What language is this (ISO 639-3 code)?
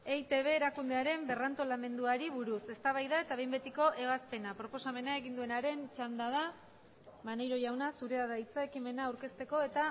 eus